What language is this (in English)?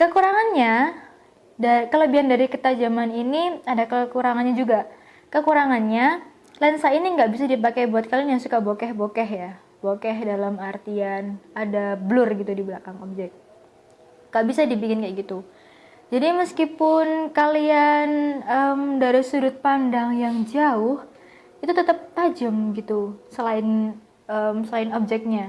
Indonesian